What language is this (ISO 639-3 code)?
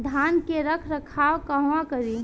bho